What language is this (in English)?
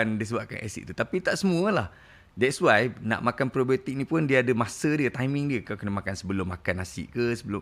Malay